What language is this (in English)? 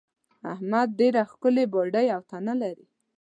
Pashto